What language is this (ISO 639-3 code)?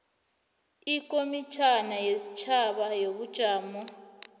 nbl